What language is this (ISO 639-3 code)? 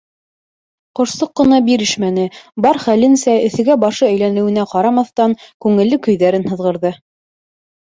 bak